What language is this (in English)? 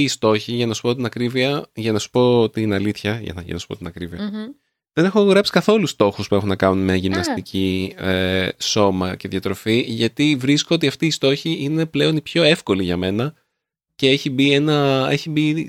Greek